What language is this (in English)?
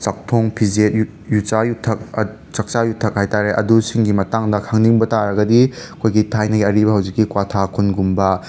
Manipuri